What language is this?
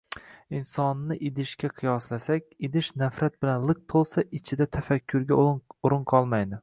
Uzbek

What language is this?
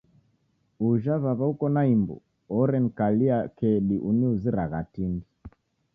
Taita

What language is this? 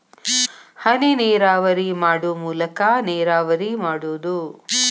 Kannada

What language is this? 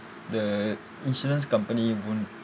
English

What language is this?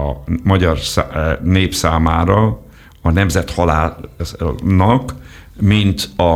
Hungarian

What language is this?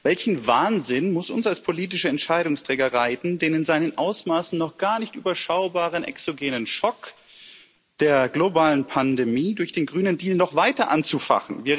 German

